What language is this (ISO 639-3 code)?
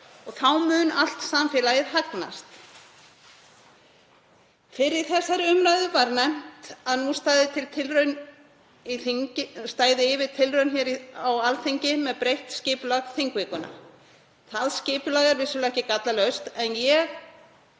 isl